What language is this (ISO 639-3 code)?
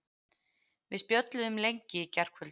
isl